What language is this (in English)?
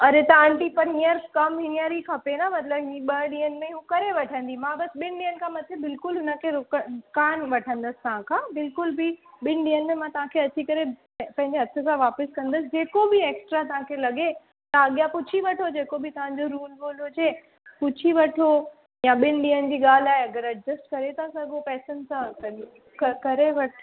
Sindhi